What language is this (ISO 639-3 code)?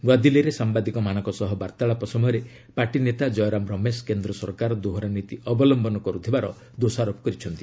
ori